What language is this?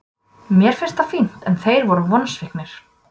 Icelandic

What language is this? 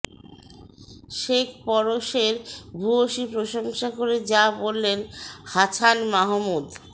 Bangla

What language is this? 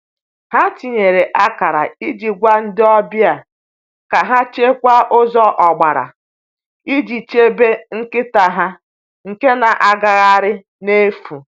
Igbo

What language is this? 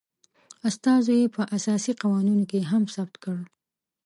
Pashto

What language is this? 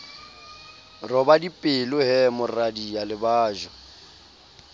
Southern Sotho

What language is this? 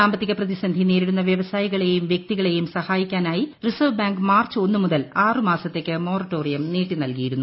Malayalam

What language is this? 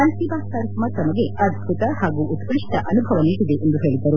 Kannada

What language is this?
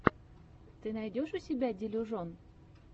Russian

